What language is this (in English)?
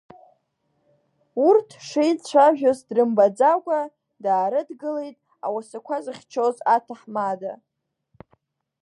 Abkhazian